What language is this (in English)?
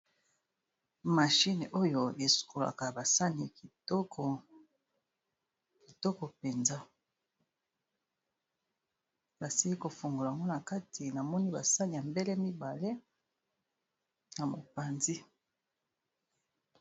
Lingala